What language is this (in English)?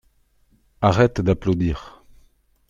French